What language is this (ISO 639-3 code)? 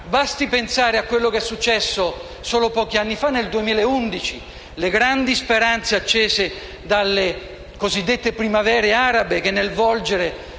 ita